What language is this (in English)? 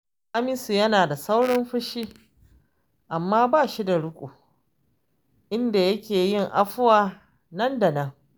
Hausa